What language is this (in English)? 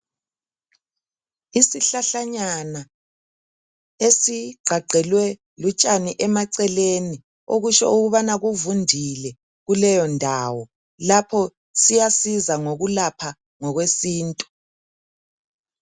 North Ndebele